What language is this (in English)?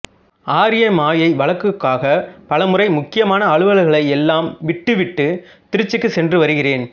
Tamil